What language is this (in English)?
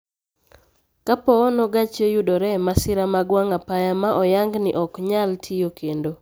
Luo (Kenya and Tanzania)